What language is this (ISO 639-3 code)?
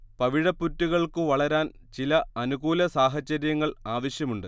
mal